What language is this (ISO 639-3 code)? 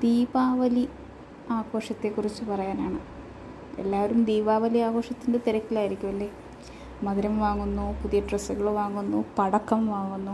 mal